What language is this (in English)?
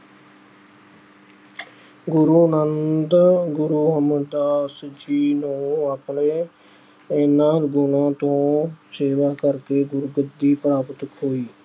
Punjabi